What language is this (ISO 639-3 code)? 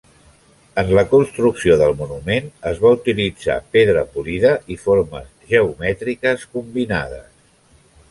cat